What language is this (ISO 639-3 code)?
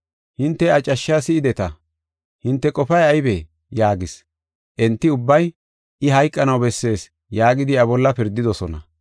gof